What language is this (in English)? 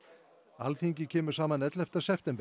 Icelandic